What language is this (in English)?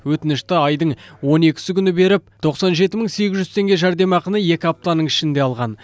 Kazakh